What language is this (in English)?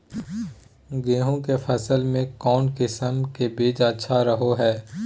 Magahi